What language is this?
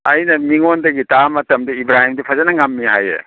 Manipuri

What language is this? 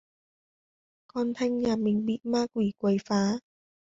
Vietnamese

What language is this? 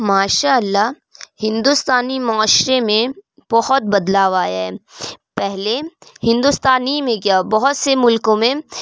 Urdu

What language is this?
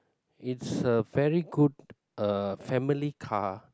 English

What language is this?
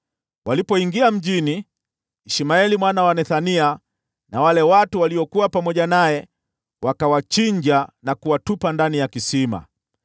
Swahili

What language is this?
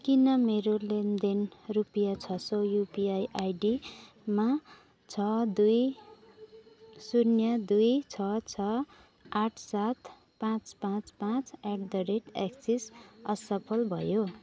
Nepali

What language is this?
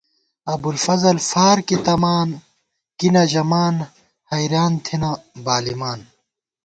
Gawar-Bati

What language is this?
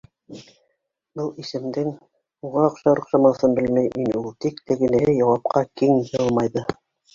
Bashkir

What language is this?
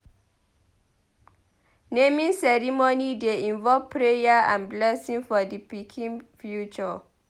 Nigerian Pidgin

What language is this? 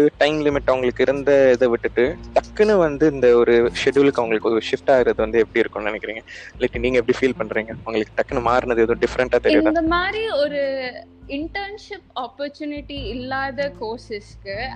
Tamil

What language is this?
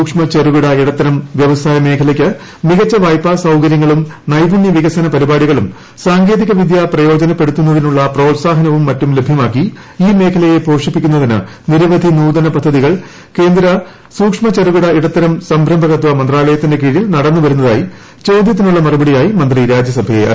Malayalam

